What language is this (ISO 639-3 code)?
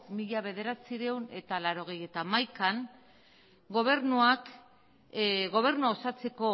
eus